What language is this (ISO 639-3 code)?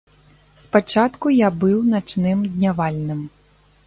bel